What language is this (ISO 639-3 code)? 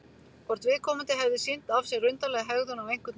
isl